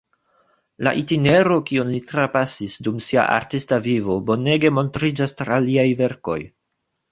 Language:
Esperanto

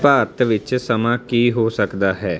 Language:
Punjabi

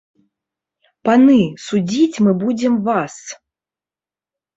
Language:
Belarusian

